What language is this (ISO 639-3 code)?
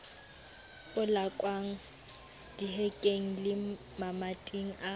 sot